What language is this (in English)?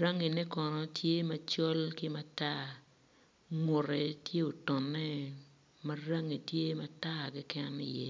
Acoli